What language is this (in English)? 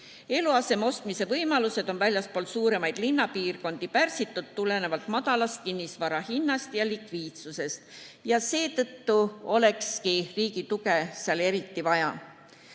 Estonian